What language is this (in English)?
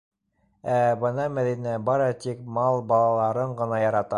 Bashkir